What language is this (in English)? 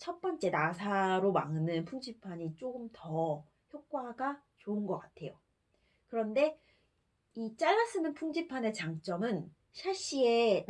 Korean